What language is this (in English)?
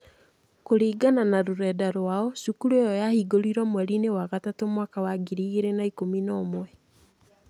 Kikuyu